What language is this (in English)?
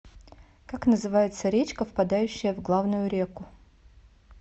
Russian